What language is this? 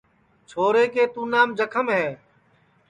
Sansi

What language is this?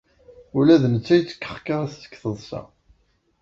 Kabyle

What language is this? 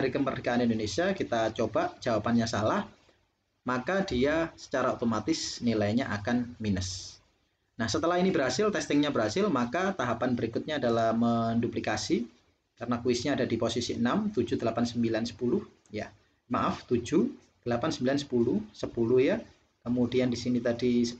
Indonesian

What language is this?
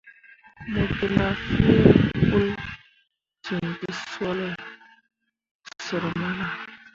Mundang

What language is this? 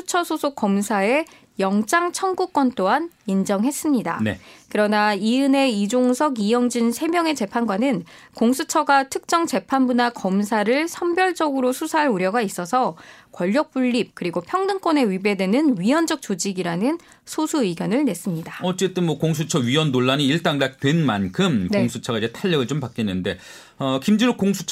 Korean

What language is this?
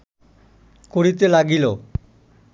Bangla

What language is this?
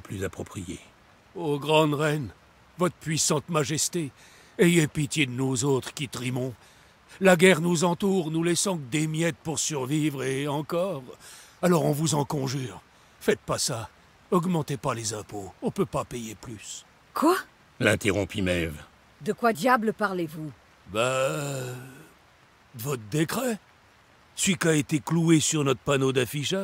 French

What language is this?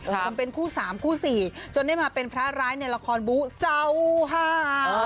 Thai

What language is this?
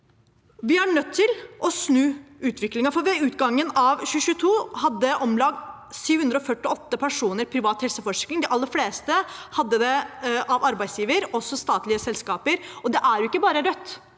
Norwegian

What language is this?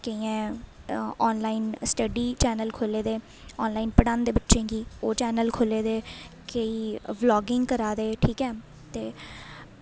Dogri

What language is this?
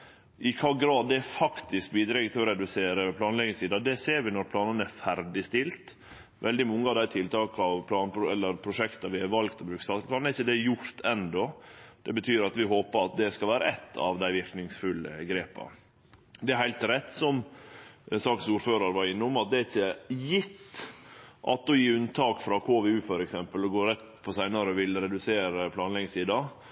Norwegian Nynorsk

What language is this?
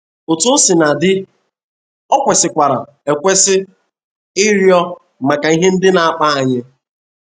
Igbo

